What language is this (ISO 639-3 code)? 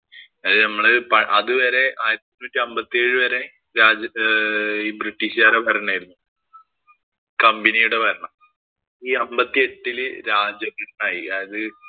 mal